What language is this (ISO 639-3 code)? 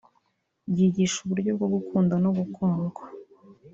kin